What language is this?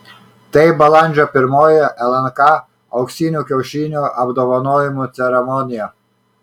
Lithuanian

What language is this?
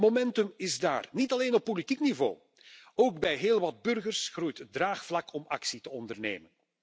Dutch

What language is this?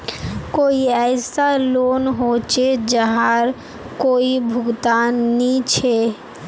Magahi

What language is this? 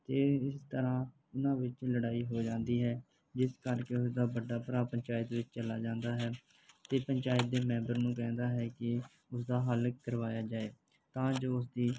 Punjabi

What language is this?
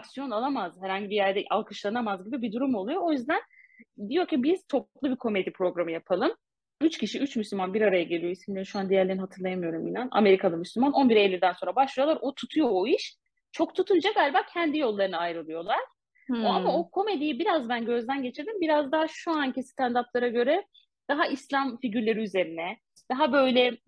Turkish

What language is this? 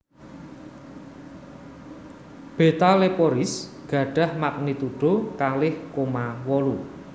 Javanese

